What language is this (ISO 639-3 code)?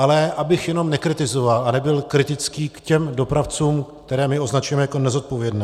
ces